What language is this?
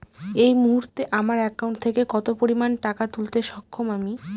Bangla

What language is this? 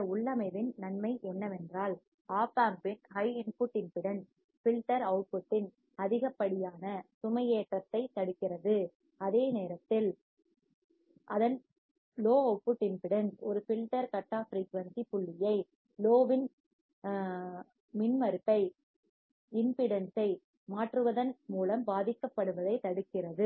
Tamil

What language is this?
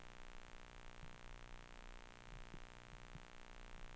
Norwegian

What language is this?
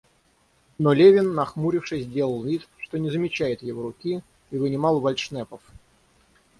Russian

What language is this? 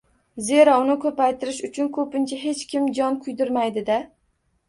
Uzbek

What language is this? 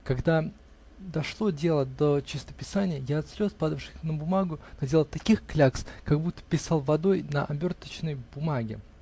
Russian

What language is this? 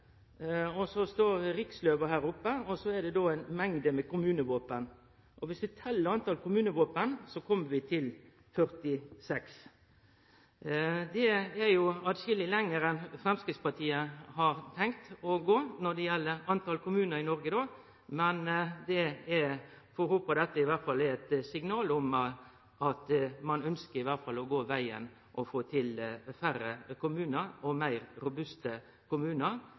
Norwegian Nynorsk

